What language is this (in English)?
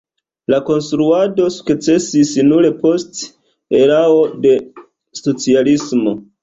Esperanto